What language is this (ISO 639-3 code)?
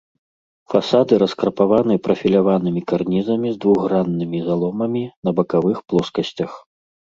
bel